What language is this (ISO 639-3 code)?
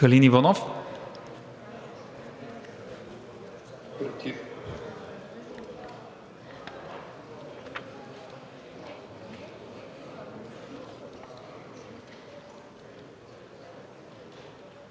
bul